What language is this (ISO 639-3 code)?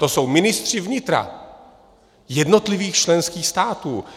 ces